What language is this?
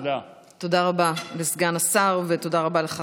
Hebrew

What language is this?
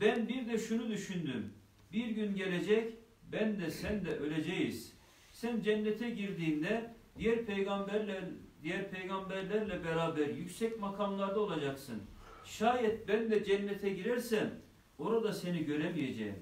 Turkish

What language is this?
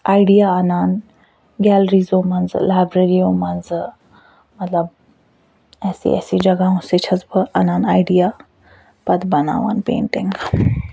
Kashmiri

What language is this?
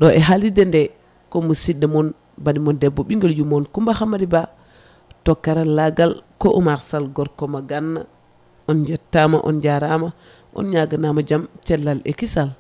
Fula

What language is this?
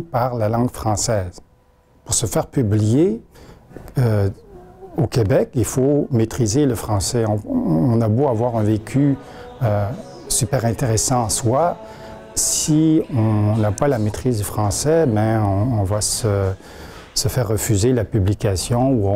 French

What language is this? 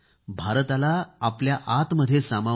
Marathi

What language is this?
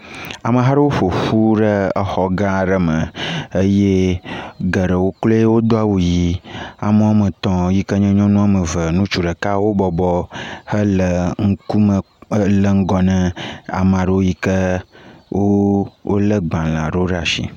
Ewe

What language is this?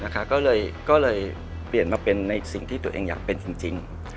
Thai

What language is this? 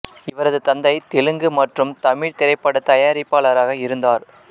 Tamil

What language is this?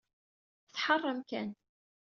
Kabyle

